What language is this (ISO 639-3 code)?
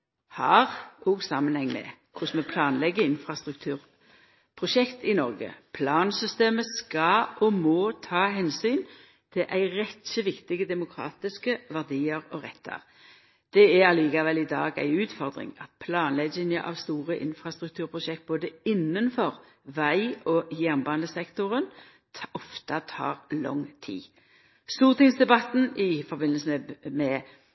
nno